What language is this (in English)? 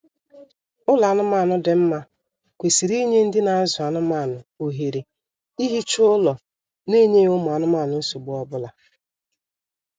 Igbo